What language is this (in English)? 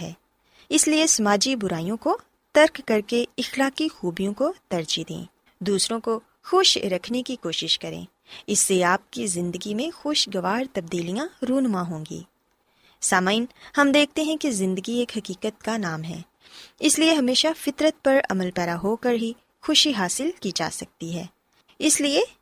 Urdu